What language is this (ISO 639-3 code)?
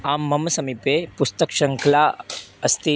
san